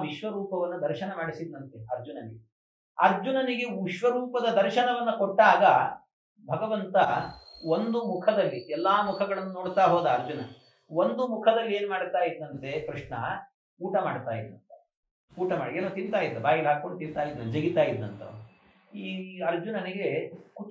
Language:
Arabic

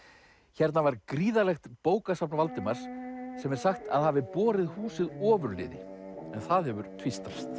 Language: Icelandic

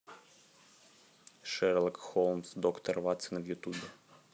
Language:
Russian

